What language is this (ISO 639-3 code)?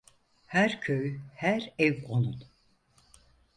tur